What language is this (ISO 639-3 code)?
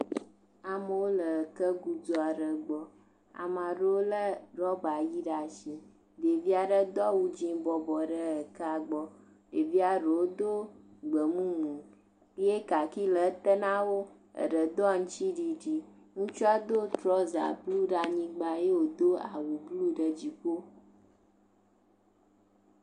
ewe